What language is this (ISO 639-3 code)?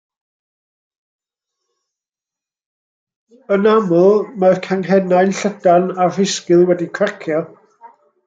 cym